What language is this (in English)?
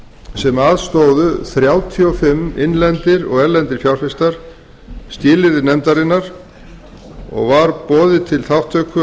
Icelandic